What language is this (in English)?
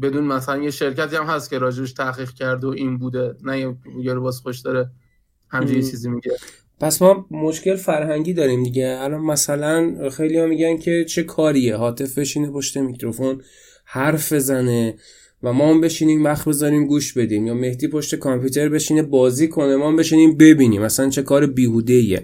Persian